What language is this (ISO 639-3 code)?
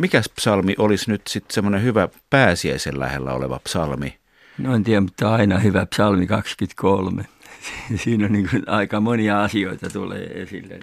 fin